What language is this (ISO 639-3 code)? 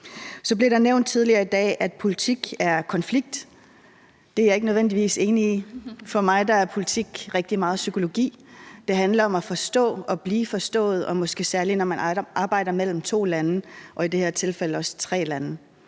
dan